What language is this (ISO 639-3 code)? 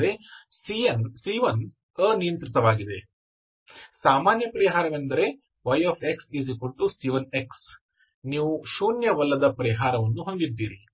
kan